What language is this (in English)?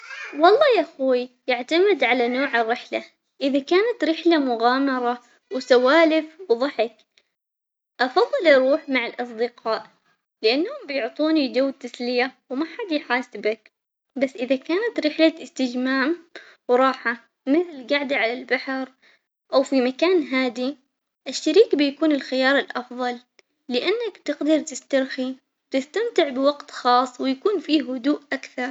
Omani Arabic